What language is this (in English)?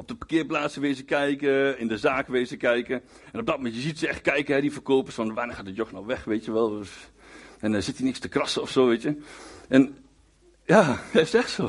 Dutch